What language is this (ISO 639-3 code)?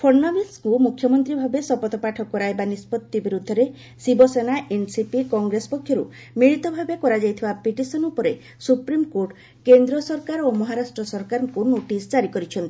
ori